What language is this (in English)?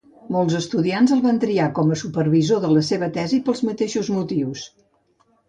Catalan